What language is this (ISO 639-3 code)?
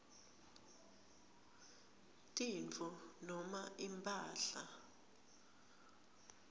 ssw